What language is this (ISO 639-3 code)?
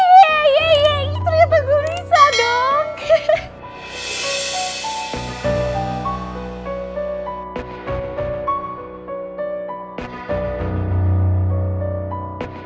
ind